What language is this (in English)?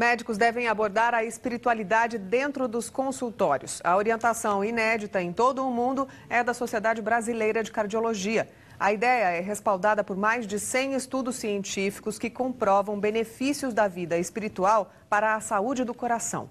Portuguese